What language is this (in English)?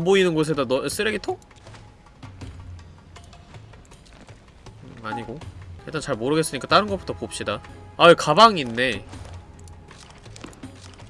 Korean